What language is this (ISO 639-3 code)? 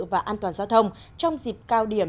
vie